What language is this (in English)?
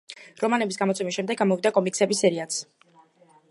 Georgian